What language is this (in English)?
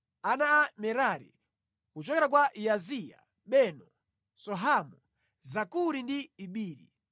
Nyanja